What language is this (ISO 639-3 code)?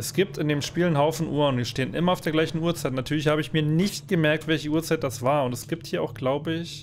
deu